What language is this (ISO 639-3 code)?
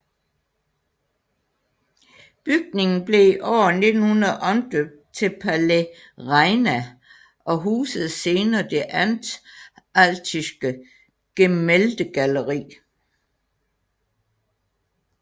dan